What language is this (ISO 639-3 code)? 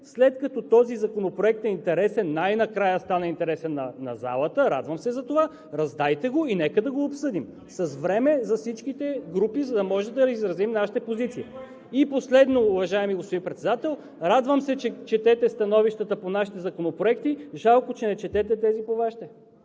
bul